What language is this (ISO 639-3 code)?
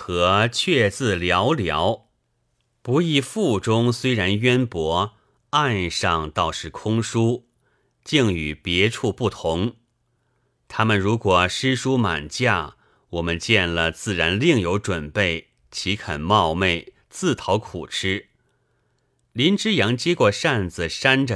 zho